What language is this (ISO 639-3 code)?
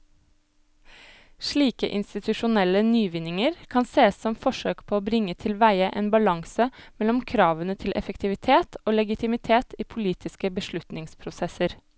nor